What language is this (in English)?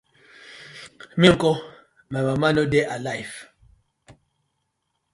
Nigerian Pidgin